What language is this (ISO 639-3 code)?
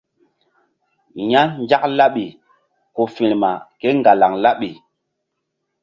mdd